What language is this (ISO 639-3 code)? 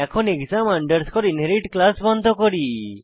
ben